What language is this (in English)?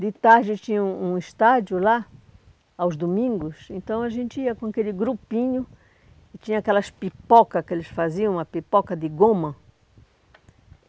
Portuguese